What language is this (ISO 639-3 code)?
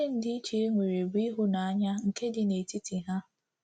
ibo